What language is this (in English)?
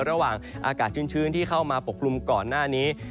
Thai